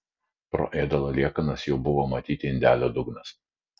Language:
Lithuanian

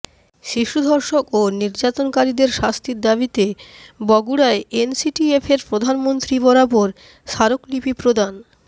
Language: Bangla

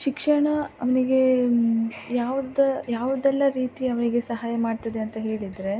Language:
Kannada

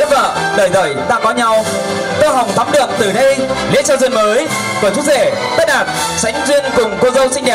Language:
Vietnamese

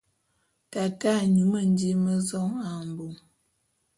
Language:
Bulu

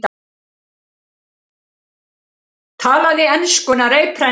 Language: Icelandic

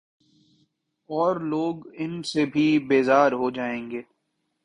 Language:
Urdu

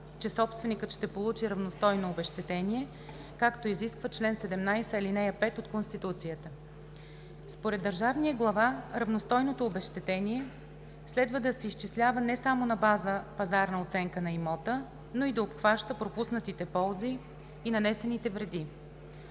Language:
Bulgarian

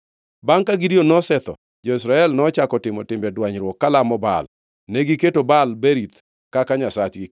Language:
Luo (Kenya and Tanzania)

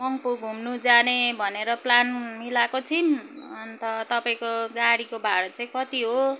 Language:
Nepali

